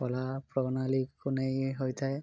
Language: Odia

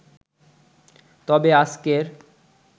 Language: Bangla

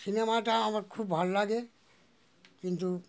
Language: Bangla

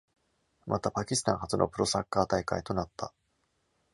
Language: Japanese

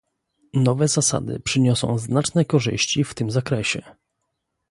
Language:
Polish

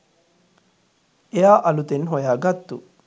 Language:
Sinhala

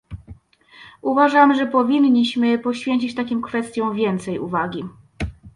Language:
Polish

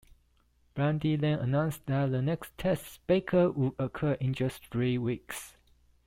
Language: English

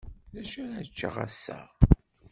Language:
Kabyle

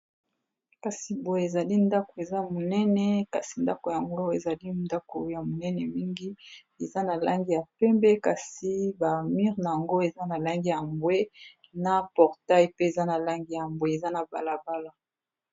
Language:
Lingala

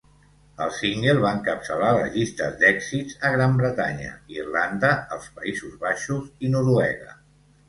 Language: Catalan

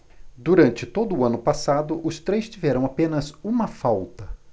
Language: Portuguese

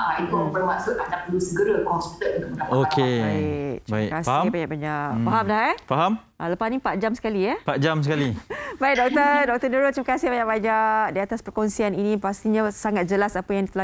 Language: Malay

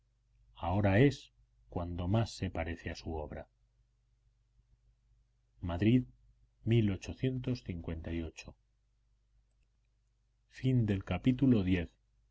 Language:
Spanish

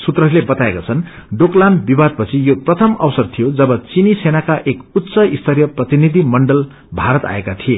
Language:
Nepali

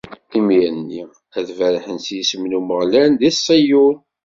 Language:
Kabyle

